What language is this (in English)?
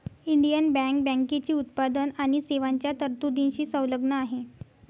Marathi